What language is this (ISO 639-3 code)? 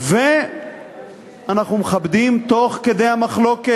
heb